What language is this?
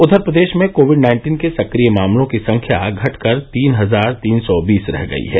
Hindi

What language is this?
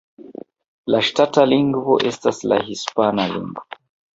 Esperanto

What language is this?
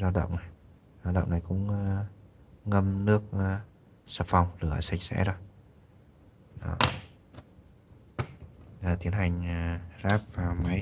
Vietnamese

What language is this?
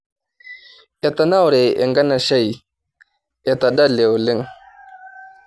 Masai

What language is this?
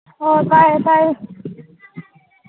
Manipuri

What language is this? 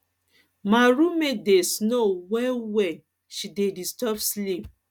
Nigerian Pidgin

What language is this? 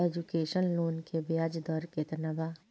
Bhojpuri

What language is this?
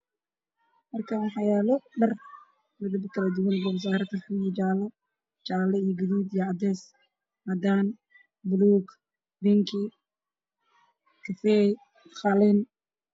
Somali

